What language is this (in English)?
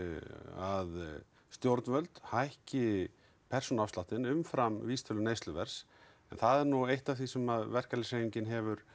Icelandic